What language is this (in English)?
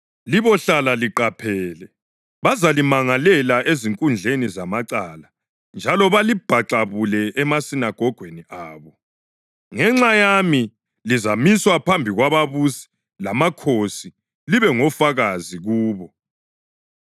North Ndebele